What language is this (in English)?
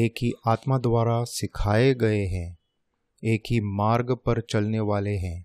Hindi